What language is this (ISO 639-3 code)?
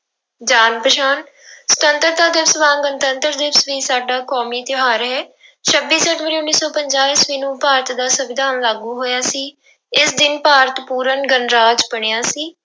pan